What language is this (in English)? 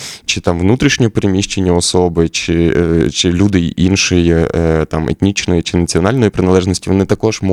Ukrainian